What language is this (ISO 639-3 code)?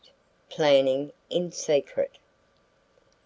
eng